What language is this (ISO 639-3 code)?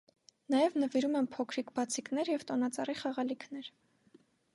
hye